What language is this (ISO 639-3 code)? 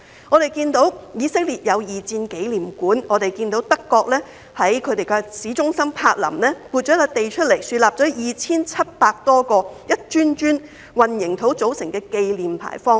yue